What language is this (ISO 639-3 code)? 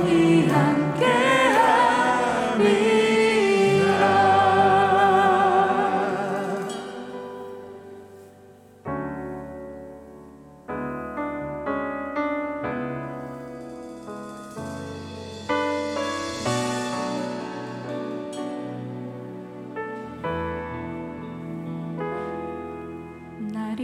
kor